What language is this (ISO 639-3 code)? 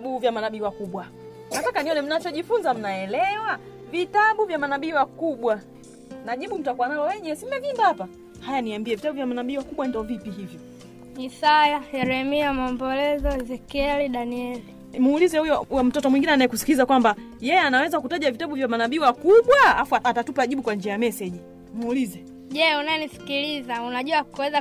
swa